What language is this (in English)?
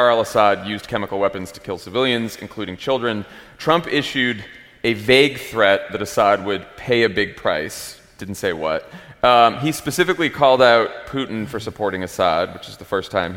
English